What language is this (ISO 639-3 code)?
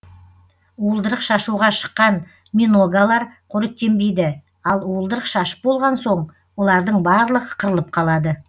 kaz